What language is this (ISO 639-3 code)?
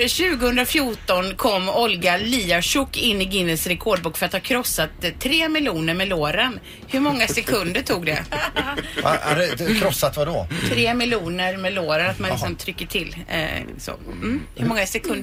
swe